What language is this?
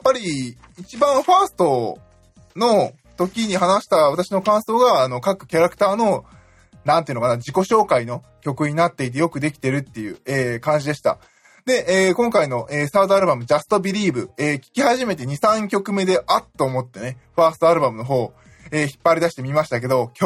Japanese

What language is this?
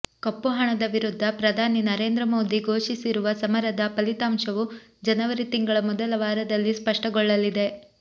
Kannada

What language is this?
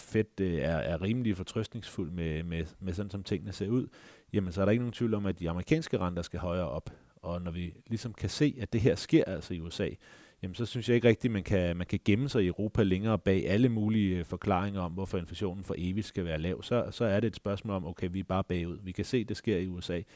Danish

